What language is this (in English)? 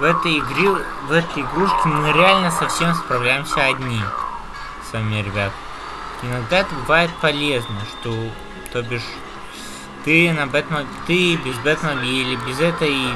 Russian